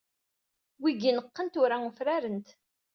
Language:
Kabyle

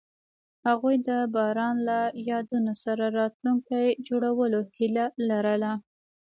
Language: Pashto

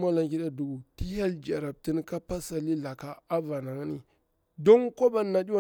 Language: Bura-Pabir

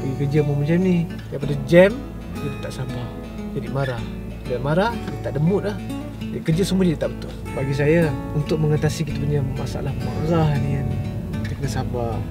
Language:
Malay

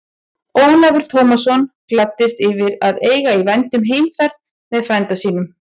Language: Icelandic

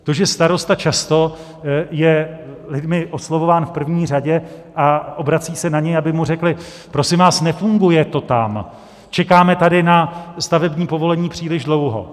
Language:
Czech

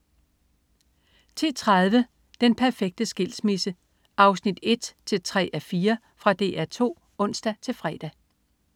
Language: Danish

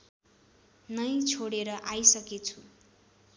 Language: Nepali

